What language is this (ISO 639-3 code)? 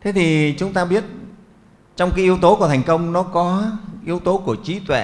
vie